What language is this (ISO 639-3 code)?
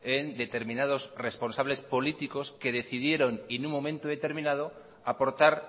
spa